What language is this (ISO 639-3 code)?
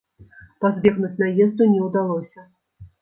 bel